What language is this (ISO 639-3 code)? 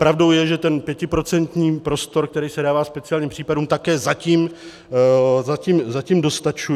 ces